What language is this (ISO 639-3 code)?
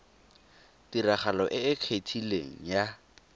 tsn